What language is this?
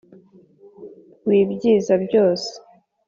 Kinyarwanda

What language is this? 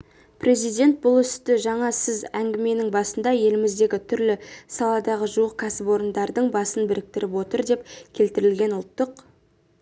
Kazakh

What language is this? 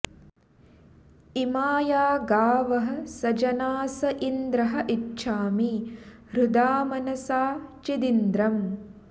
Sanskrit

